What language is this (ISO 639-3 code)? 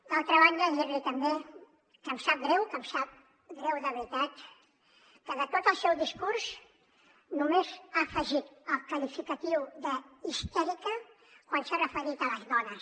cat